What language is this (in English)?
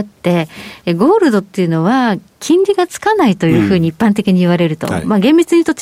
Japanese